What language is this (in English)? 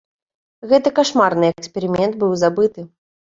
Belarusian